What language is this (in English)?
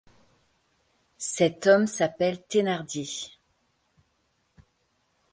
French